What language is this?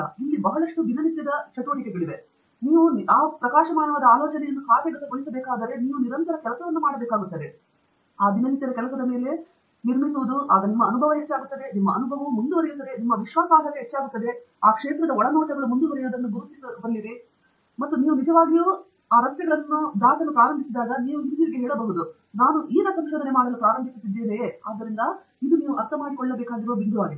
Kannada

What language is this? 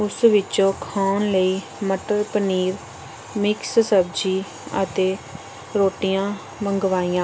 Punjabi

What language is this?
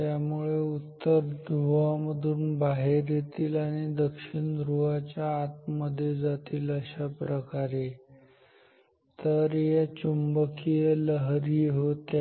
Marathi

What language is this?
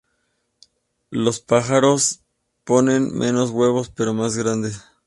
Spanish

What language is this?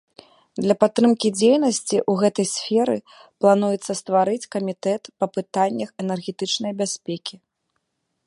Belarusian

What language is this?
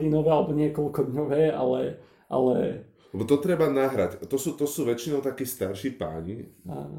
Slovak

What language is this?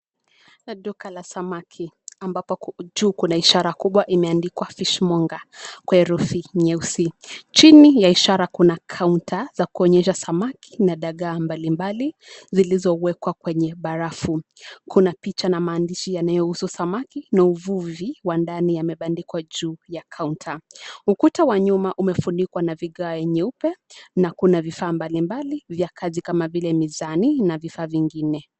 Swahili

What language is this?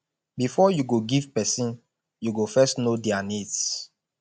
Nigerian Pidgin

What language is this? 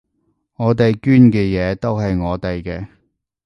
Cantonese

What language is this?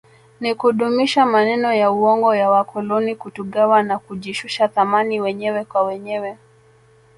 Swahili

